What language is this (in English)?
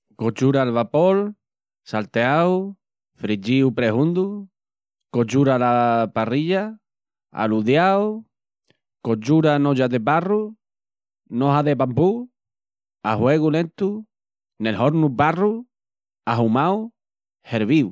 Extremaduran